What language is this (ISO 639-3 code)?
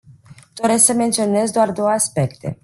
ron